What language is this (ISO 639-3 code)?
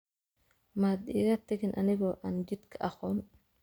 som